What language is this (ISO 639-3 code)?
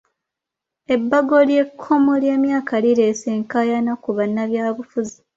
lug